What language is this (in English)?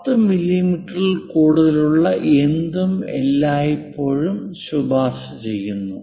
Malayalam